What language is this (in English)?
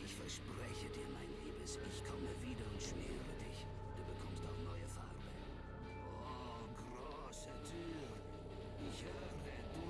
German